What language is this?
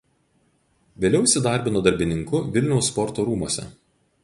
Lithuanian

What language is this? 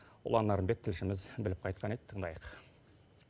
Kazakh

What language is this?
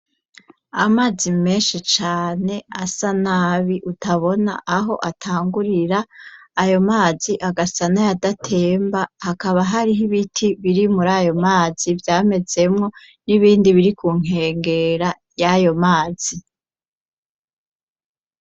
Rundi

